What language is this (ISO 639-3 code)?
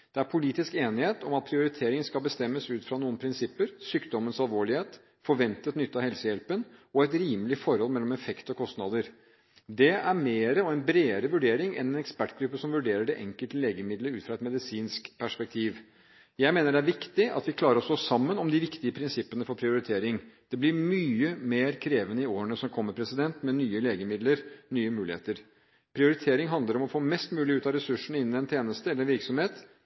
nob